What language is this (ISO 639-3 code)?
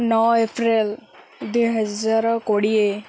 ori